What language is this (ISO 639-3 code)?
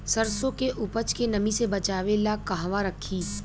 bho